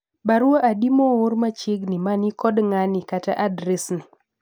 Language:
Luo (Kenya and Tanzania)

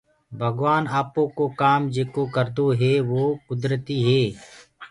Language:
Gurgula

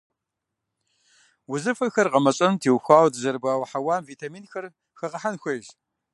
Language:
Kabardian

